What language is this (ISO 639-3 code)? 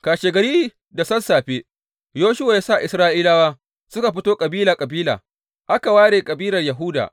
hau